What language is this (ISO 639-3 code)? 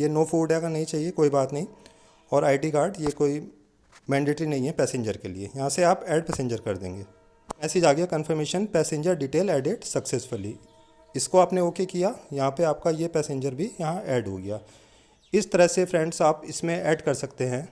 hin